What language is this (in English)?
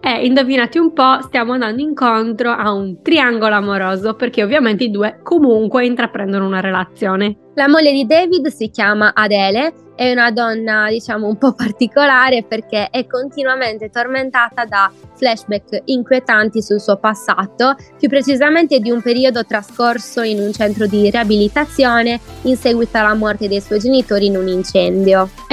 Italian